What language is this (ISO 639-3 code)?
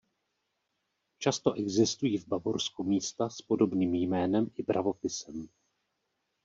ces